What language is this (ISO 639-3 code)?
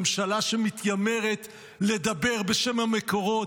heb